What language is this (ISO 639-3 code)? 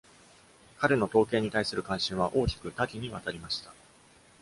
jpn